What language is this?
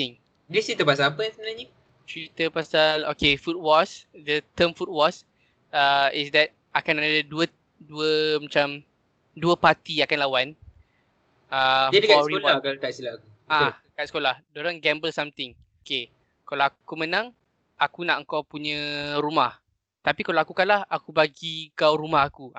Malay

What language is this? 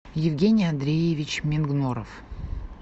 Russian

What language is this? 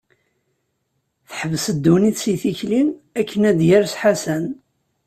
Kabyle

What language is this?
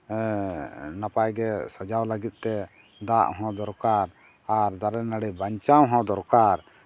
Santali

